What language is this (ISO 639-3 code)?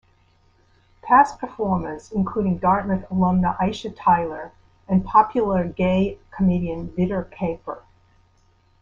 eng